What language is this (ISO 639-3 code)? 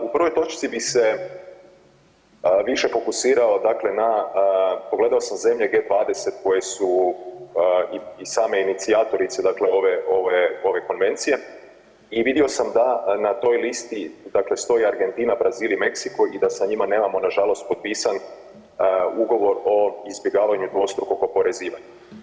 hrv